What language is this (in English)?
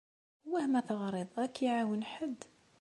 Kabyle